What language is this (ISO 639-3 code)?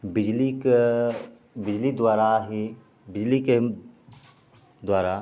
mai